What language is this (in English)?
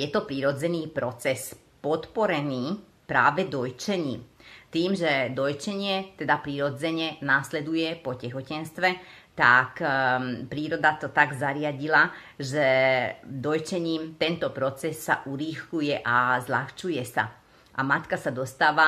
Slovak